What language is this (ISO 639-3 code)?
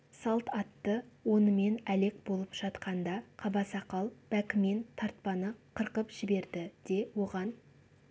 kaz